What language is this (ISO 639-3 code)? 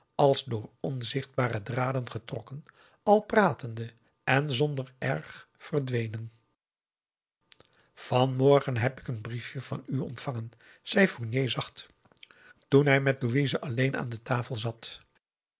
nld